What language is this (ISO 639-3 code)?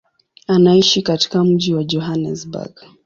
swa